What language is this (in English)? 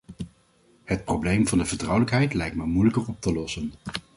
Dutch